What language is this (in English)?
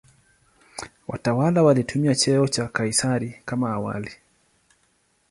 Swahili